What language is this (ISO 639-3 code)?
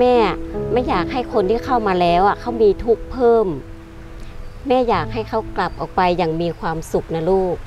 tha